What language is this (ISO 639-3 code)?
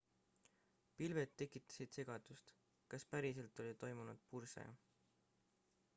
est